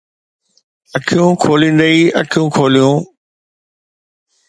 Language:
Sindhi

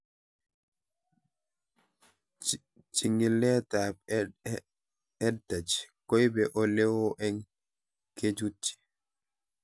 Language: Kalenjin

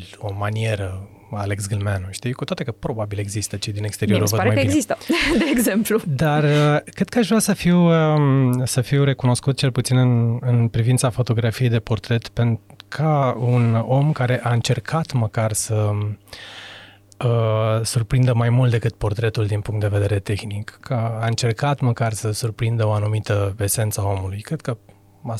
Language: Romanian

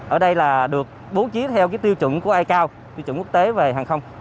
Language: Vietnamese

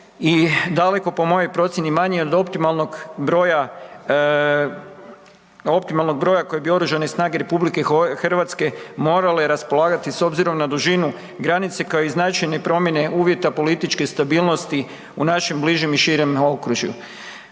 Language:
Croatian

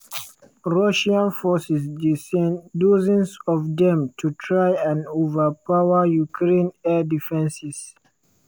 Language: Nigerian Pidgin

